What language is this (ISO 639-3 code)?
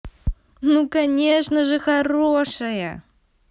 rus